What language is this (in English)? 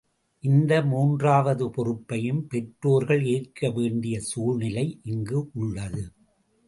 Tamil